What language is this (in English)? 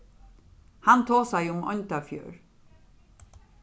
Faroese